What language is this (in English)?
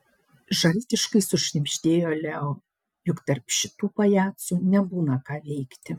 Lithuanian